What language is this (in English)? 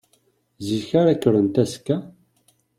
Kabyle